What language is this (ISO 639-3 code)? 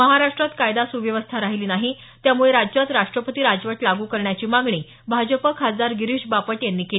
mar